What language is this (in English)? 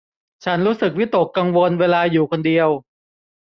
Thai